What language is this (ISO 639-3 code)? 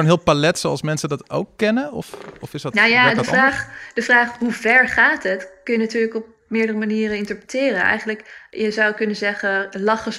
nld